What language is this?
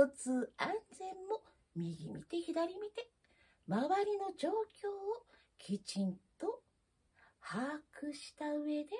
Japanese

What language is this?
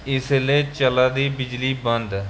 Dogri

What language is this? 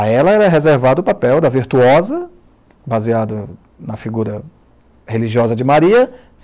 Portuguese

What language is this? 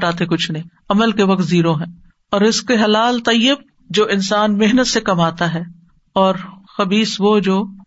Urdu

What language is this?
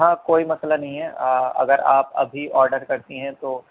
Urdu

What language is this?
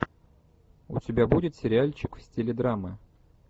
Russian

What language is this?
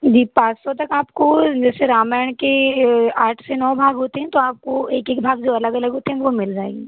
Hindi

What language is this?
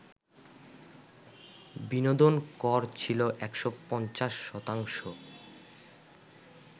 Bangla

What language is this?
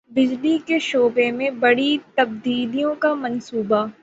Urdu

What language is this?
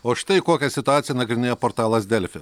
Lithuanian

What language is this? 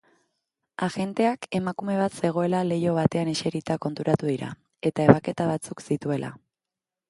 Basque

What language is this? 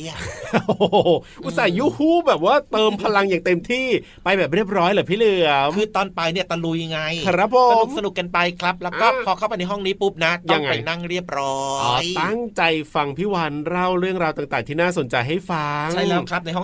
Thai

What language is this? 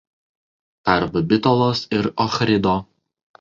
Lithuanian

